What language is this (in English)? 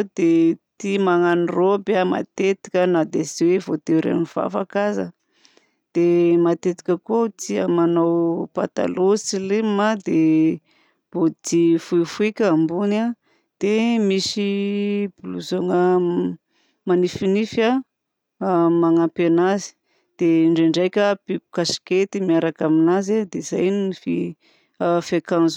Southern Betsimisaraka Malagasy